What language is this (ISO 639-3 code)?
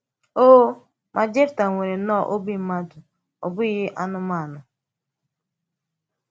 ibo